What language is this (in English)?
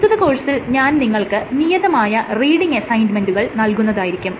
Malayalam